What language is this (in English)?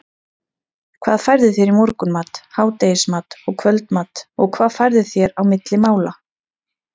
Icelandic